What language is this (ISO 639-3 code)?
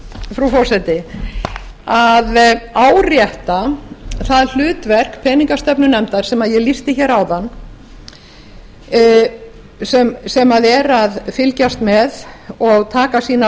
isl